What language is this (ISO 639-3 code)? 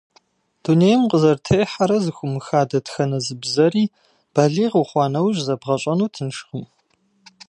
kbd